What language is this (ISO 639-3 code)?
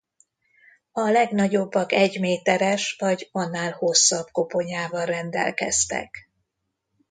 hun